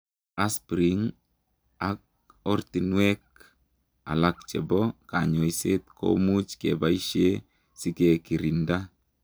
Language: Kalenjin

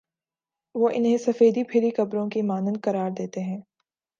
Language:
Urdu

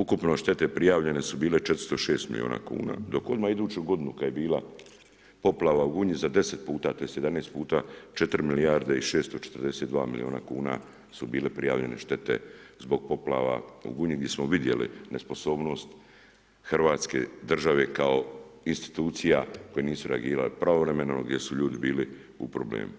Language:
Croatian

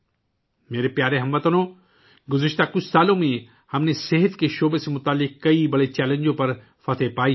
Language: Urdu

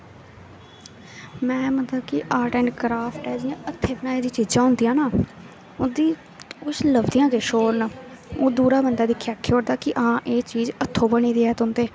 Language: Dogri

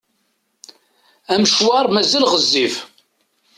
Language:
Kabyle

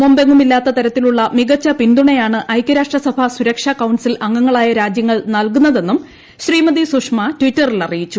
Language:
Malayalam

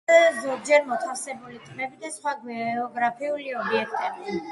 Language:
Georgian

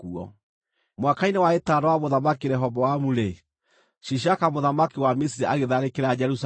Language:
Kikuyu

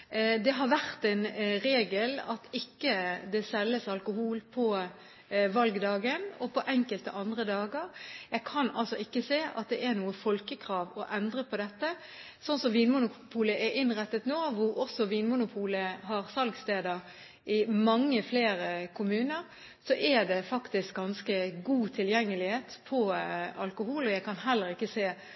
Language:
Norwegian Bokmål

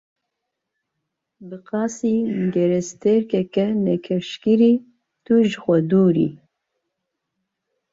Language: Kurdish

